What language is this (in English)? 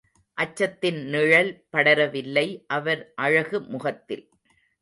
Tamil